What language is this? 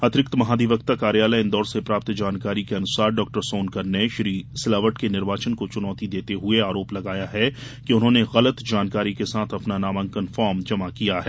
Hindi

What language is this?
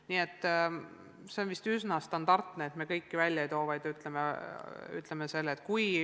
Estonian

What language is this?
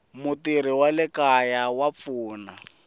Tsonga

